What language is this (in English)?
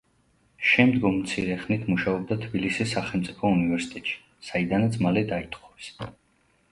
Georgian